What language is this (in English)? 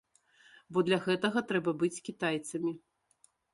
Belarusian